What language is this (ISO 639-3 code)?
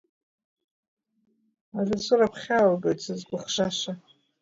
abk